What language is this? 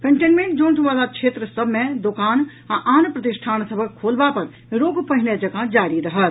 Maithili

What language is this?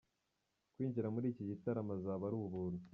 Kinyarwanda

